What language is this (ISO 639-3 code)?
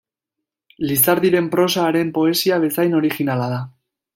eus